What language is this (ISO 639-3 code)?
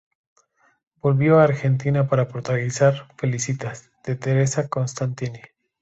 spa